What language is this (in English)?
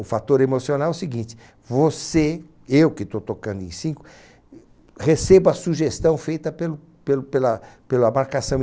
Portuguese